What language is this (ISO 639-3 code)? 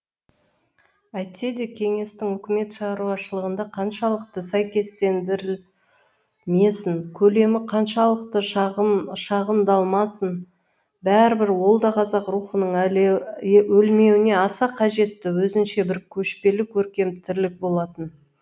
kaz